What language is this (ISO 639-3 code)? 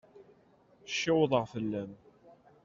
kab